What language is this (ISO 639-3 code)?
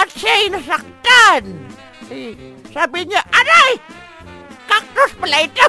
fil